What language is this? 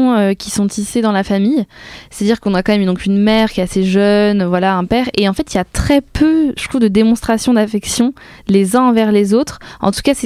French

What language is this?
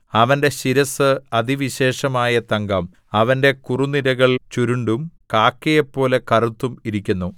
Malayalam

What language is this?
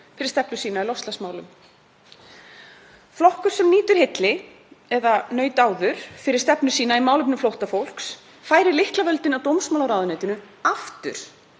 Icelandic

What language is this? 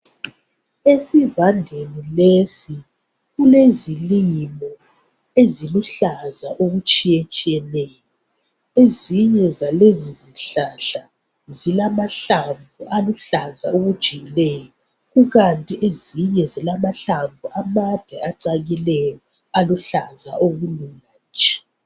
North Ndebele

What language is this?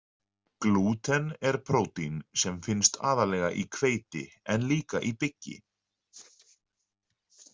Icelandic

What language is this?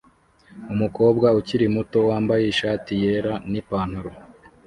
Kinyarwanda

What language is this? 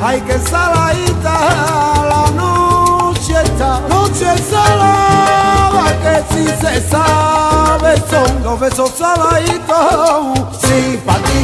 Spanish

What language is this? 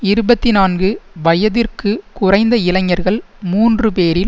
Tamil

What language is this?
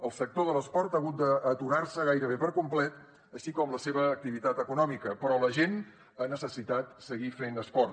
Catalan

